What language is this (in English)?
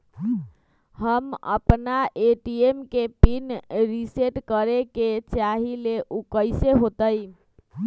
Magahi